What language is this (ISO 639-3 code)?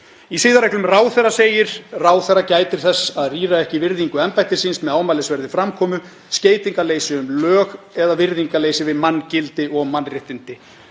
isl